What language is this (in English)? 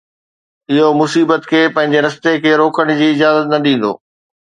Sindhi